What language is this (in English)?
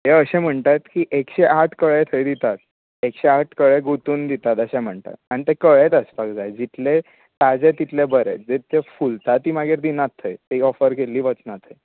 Konkani